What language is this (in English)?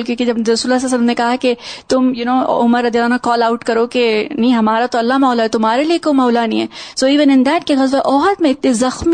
Urdu